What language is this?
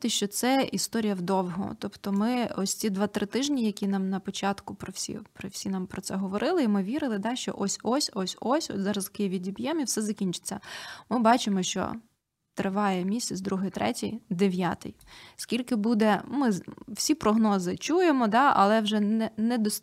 Ukrainian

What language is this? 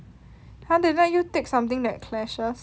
English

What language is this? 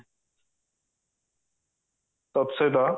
Odia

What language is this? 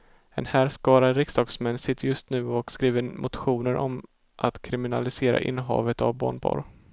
Swedish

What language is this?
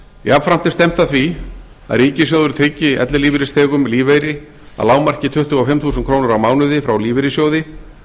Icelandic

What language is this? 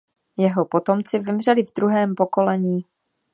Czech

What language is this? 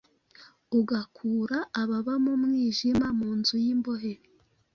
Kinyarwanda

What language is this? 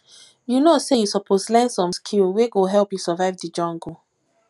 Nigerian Pidgin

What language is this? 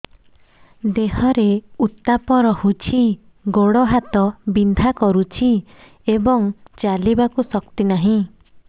Odia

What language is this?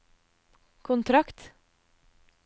Norwegian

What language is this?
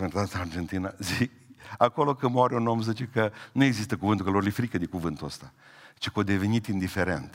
Romanian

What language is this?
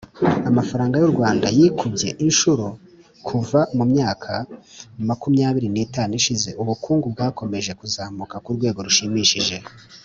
Kinyarwanda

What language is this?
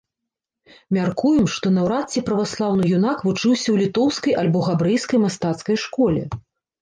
Belarusian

